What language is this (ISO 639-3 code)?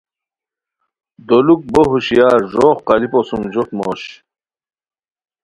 khw